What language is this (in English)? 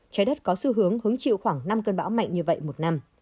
Vietnamese